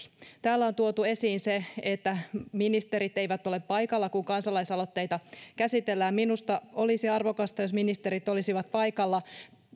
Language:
Finnish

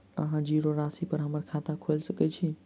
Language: Maithili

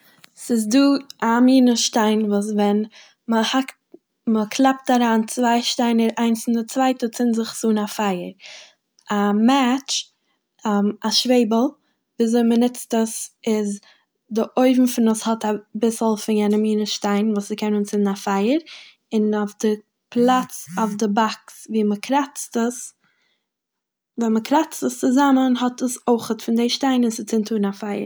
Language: Yiddish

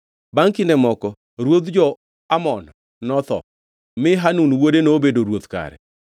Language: Luo (Kenya and Tanzania)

